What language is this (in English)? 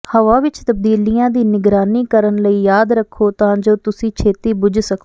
Punjabi